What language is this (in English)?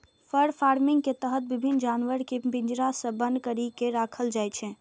Maithili